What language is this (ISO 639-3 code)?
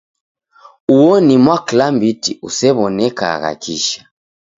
dav